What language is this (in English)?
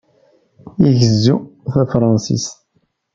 Kabyle